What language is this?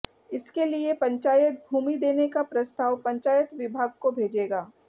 Hindi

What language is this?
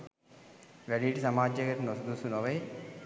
Sinhala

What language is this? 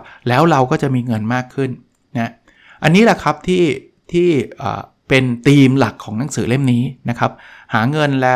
Thai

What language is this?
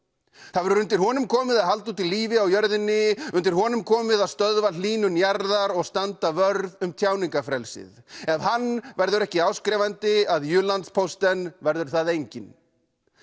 Icelandic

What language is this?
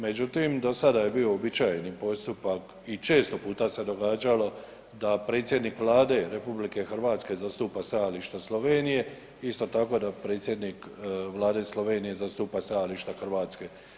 Croatian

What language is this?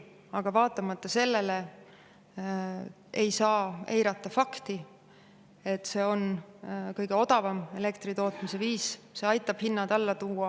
Estonian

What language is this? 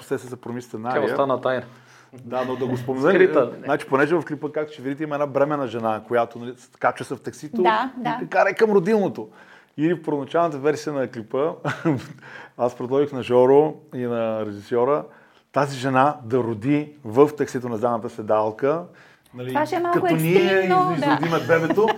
Bulgarian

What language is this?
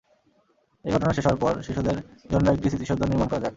Bangla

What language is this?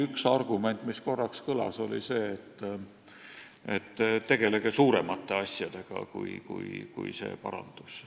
Estonian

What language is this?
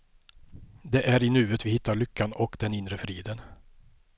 Swedish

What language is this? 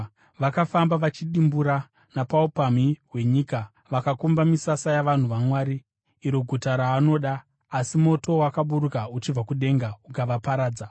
Shona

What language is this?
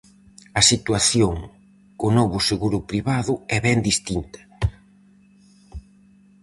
Galician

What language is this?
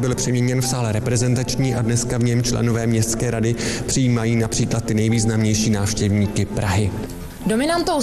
Czech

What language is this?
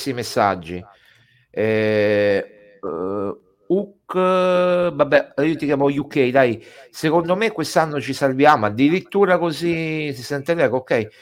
Italian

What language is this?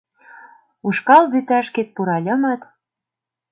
Mari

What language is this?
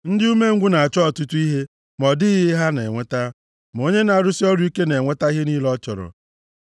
Igbo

